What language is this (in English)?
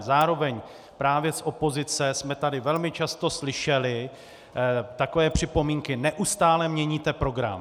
Czech